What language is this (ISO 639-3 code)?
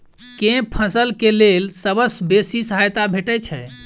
mai